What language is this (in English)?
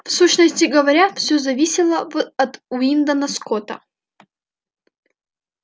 Russian